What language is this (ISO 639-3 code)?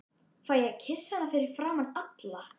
isl